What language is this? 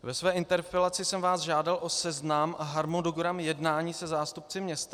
Czech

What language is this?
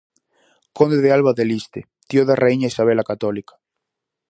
Galician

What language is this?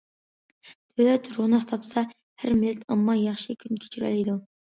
Uyghur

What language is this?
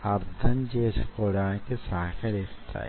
Telugu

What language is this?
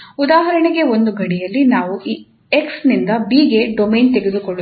Kannada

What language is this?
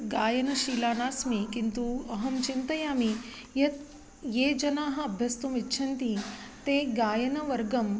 Sanskrit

